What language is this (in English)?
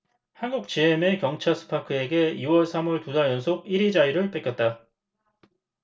Korean